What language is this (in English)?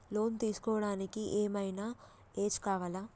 Telugu